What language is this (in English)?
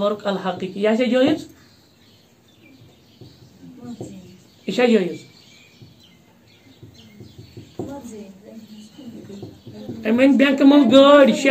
Turkish